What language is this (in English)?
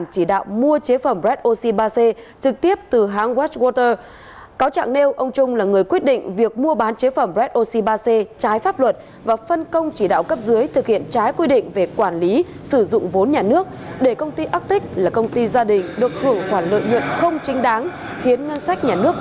Vietnamese